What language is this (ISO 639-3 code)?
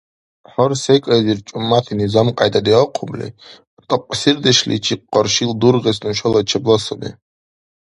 dar